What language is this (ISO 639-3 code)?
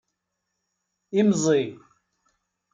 kab